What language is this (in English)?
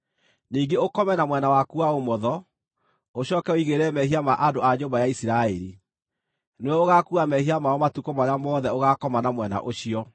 Kikuyu